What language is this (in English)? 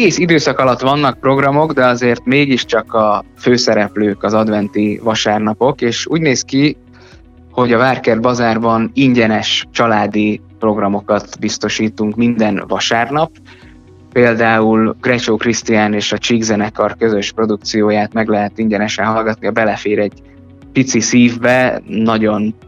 Hungarian